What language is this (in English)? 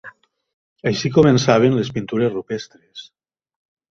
Catalan